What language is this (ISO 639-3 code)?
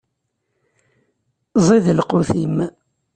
kab